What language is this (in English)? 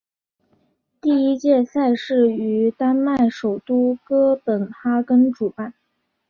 Chinese